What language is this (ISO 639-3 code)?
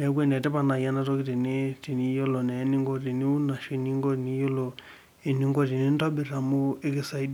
mas